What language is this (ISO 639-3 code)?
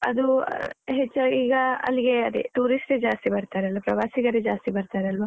kan